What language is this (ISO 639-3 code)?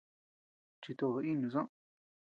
cux